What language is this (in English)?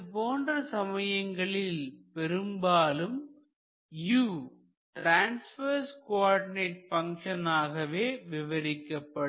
Tamil